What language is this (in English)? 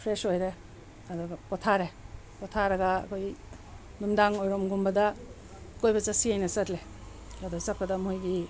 Manipuri